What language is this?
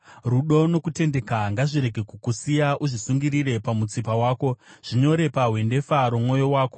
Shona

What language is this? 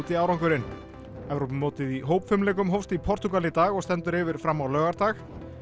Icelandic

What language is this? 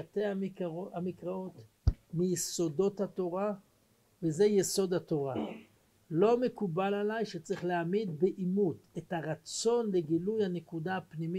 Hebrew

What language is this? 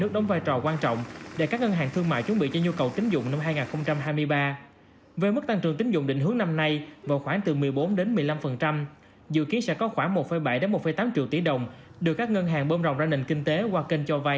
Vietnamese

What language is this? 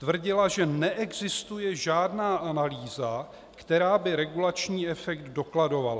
Czech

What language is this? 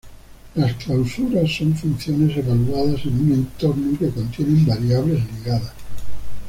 Spanish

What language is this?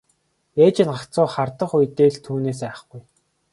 Mongolian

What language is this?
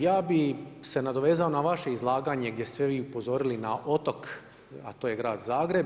Croatian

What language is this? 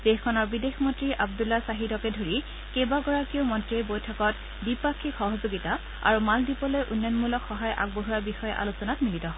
Assamese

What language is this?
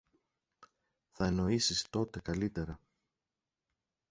Greek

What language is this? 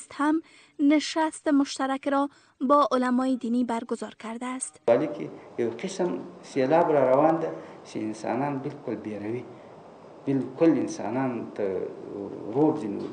Persian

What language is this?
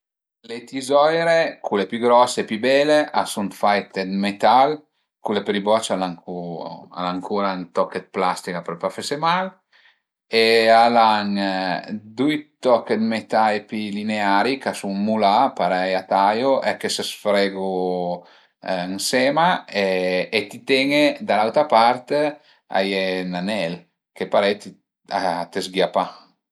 Piedmontese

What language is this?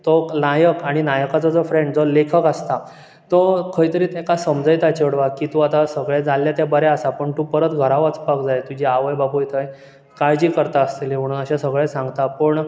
Konkani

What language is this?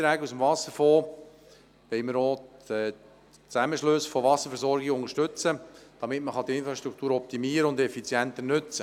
Swiss German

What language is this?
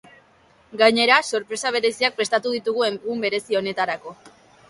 Basque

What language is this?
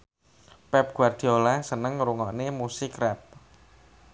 Javanese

